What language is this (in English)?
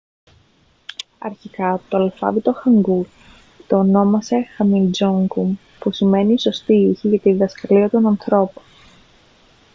Greek